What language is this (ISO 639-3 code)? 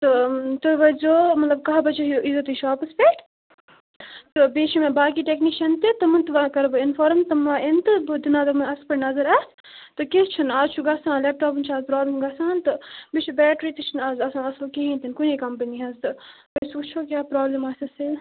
kas